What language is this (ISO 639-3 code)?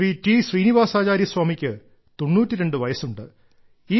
mal